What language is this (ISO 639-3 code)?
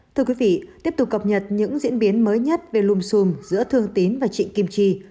vie